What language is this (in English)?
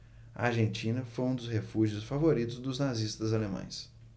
Portuguese